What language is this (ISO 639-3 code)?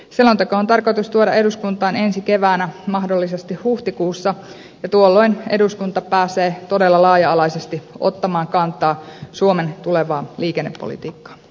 fin